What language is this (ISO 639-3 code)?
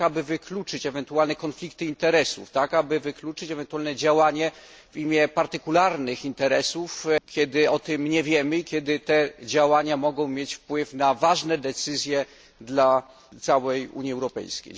pol